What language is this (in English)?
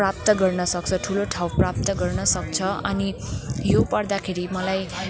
Nepali